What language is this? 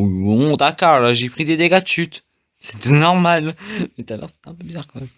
French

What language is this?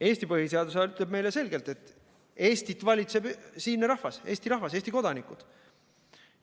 Estonian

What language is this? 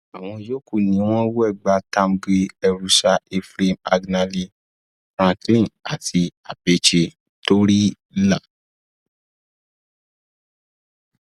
Yoruba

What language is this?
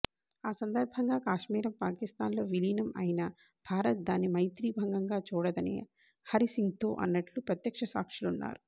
Telugu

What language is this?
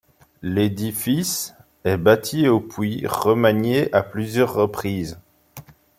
French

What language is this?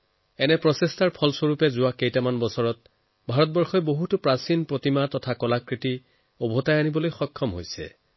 Assamese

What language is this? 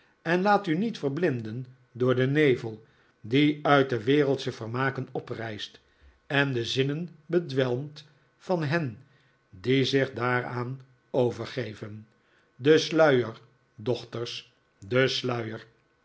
Dutch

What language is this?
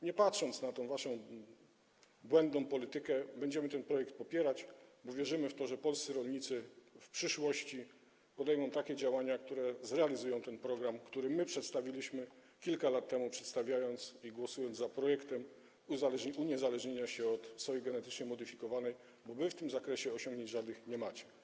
Polish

